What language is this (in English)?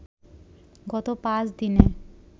Bangla